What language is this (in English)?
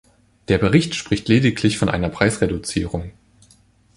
German